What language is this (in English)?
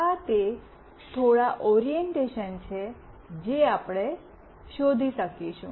Gujarati